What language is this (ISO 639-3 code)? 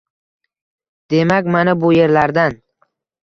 uzb